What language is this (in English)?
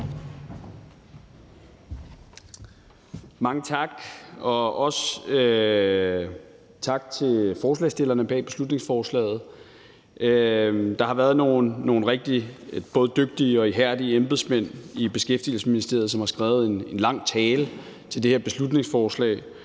Danish